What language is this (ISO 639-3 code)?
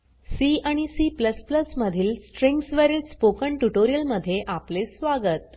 mar